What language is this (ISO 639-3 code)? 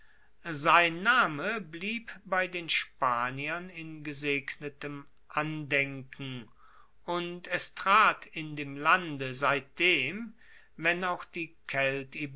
deu